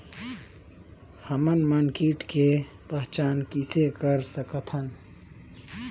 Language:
Chhattisgarhi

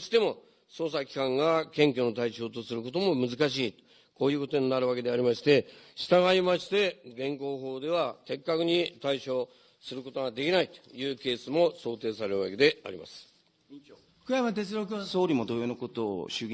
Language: Japanese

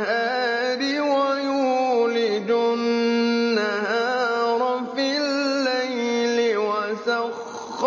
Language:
Arabic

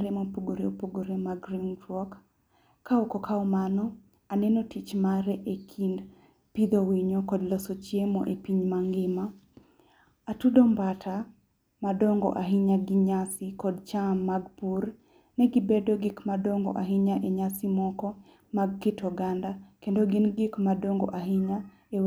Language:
Luo (Kenya and Tanzania)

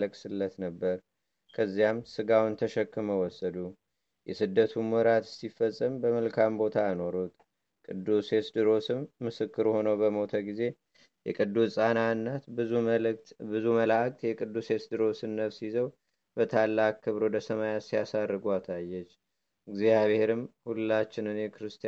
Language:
Amharic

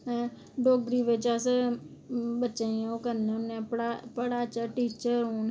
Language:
Dogri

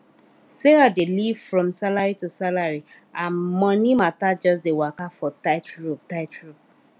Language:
Nigerian Pidgin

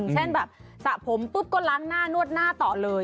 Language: Thai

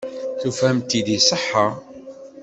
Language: Kabyle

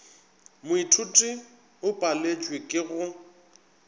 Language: Northern Sotho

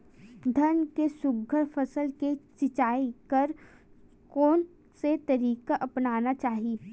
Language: Chhattisgarhi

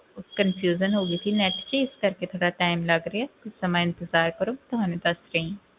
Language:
Punjabi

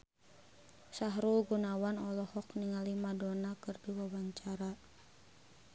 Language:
Sundanese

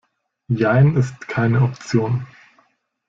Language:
German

